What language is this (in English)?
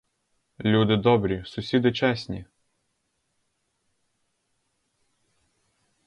Ukrainian